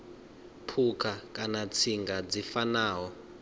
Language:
Venda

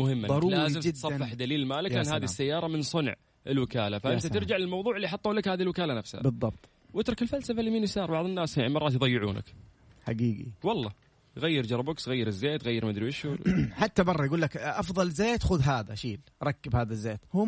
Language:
Arabic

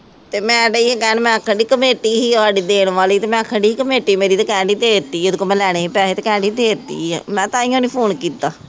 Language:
Punjabi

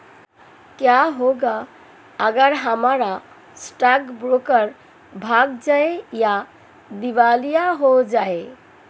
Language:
Hindi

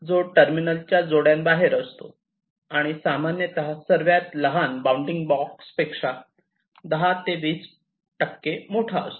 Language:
Marathi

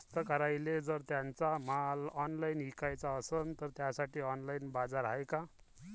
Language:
Marathi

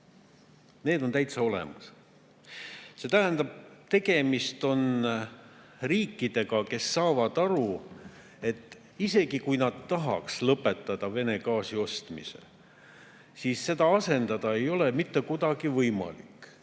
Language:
Estonian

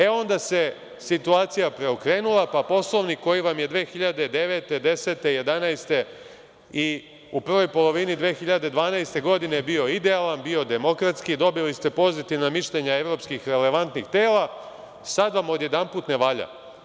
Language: Serbian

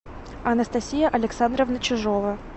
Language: Russian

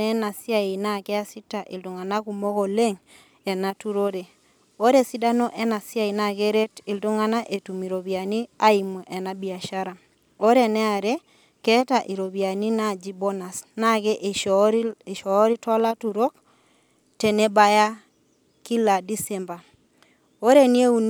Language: Masai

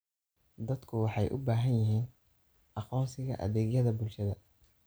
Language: Somali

